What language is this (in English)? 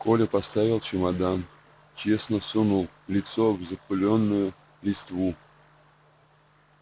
Russian